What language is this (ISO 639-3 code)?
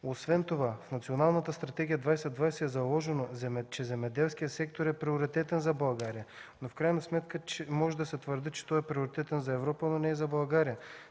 bul